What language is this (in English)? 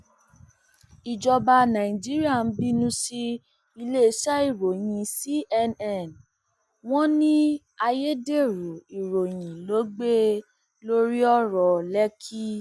Yoruba